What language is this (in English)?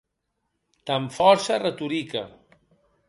Occitan